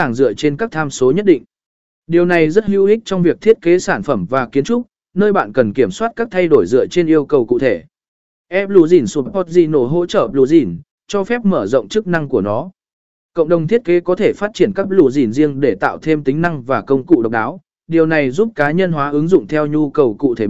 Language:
Vietnamese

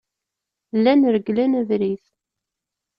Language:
Kabyle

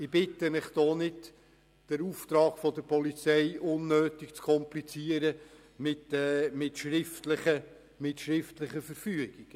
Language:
Swiss German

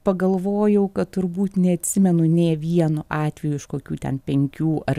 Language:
Lithuanian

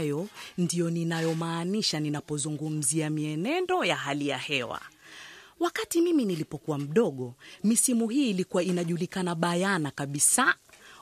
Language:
Swahili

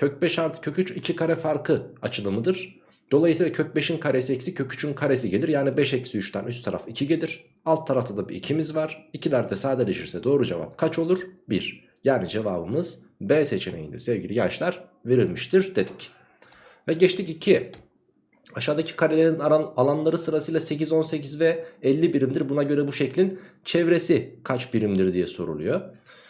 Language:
Turkish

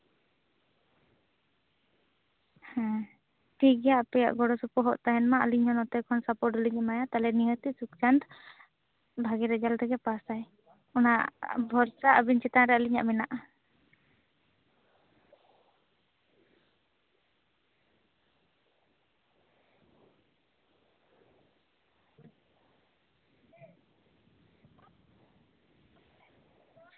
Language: Santali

